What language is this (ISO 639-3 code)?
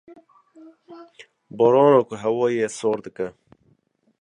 kur